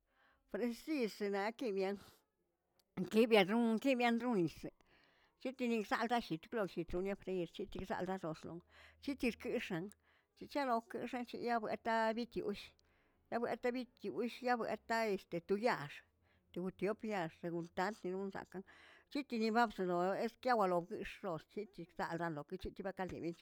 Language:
Tilquiapan Zapotec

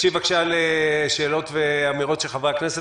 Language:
Hebrew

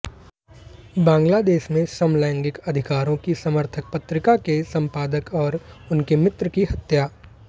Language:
Hindi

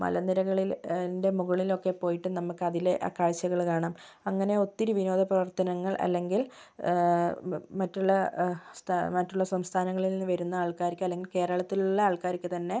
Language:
Malayalam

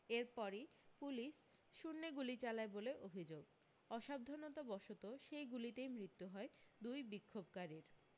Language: Bangla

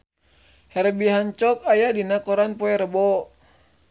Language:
Sundanese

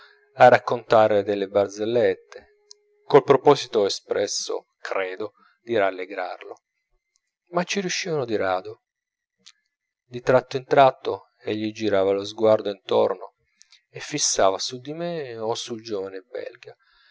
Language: Italian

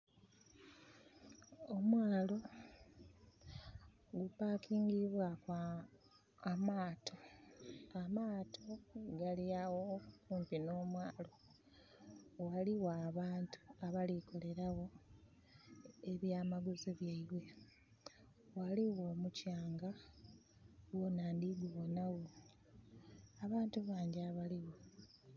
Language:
Soga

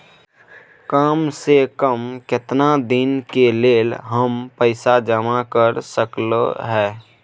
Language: Maithili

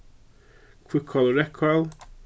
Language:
Faroese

